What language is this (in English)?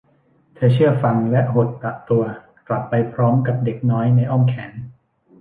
Thai